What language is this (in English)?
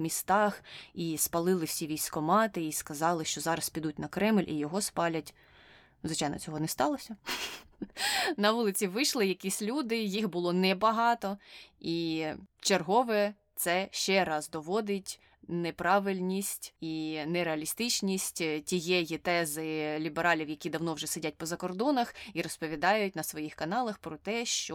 Ukrainian